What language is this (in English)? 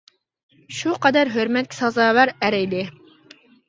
Uyghur